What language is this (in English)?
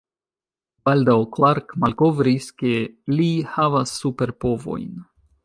Esperanto